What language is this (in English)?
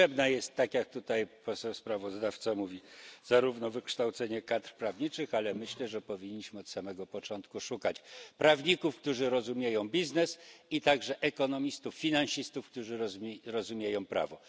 Polish